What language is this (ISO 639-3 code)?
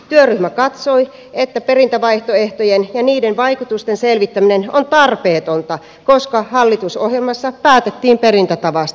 fin